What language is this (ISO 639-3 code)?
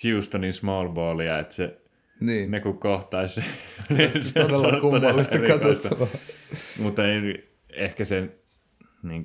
fin